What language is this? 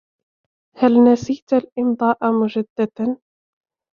Arabic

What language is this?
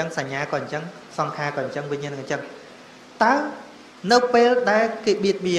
Vietnamese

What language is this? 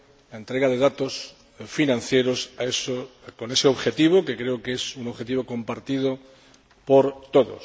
Spanish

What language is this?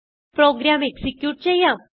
Malayalam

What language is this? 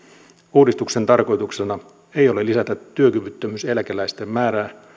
Finnish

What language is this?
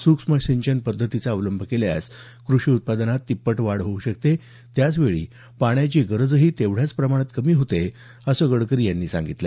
Marathi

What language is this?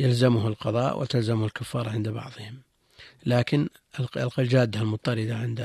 Arabic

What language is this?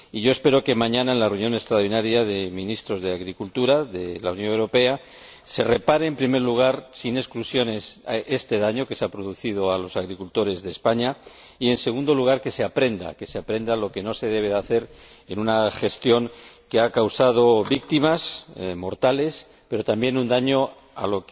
Spanish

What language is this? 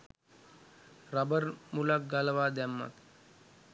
Sinhala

